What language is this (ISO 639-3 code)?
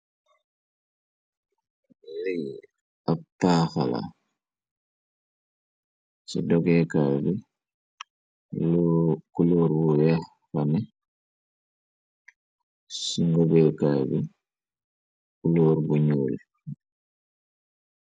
wol